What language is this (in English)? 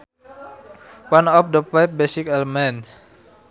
Sundanese